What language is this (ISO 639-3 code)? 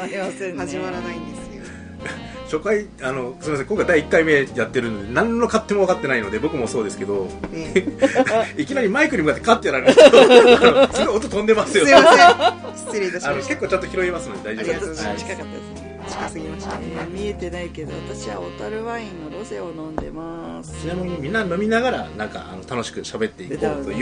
jpn